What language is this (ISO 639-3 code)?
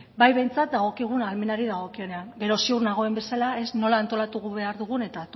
eus